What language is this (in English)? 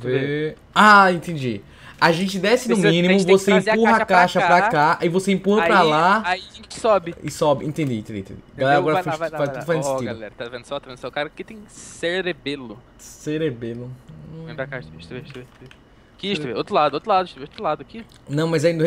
Portuguese